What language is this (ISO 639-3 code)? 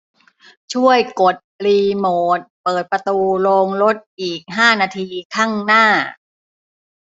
tha